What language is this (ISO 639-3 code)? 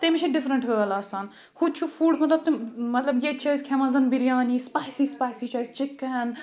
kas